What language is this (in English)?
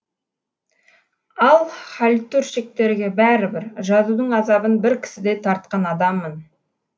Kazakh